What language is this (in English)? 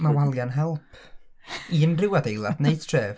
Welsh